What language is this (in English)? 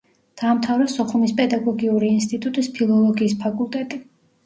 Georgian